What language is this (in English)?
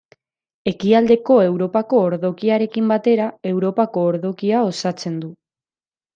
Basque